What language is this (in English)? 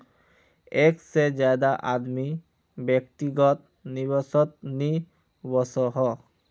Magahi